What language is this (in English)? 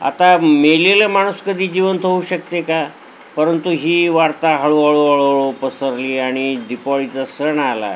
Marathi